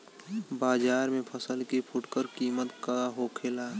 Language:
Bhojpuri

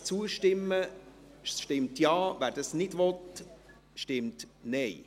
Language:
Swiss German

